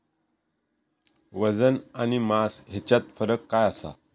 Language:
Marathi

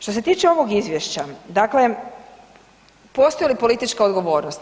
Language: Croatian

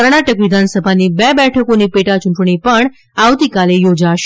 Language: Gujarati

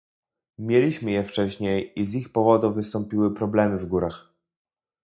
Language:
Polish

